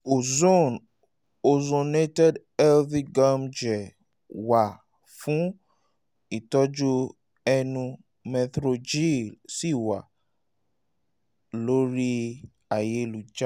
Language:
Yoruba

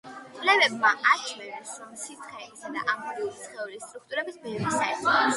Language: Georgian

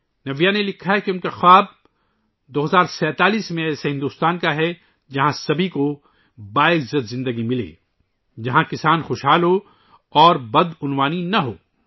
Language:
Urdu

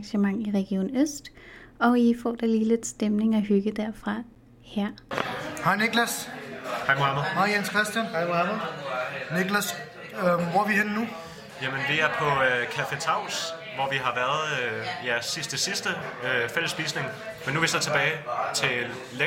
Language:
Danish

